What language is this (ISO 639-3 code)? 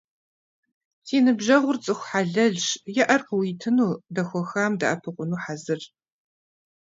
kbd